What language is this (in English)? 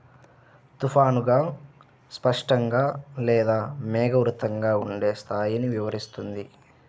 Telugu